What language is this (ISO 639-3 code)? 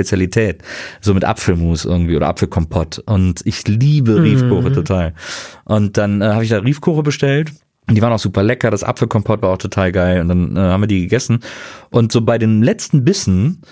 deu